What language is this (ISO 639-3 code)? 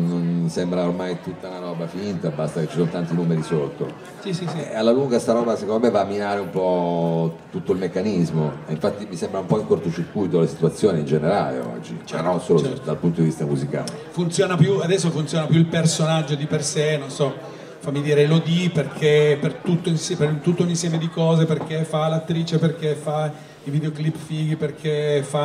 ita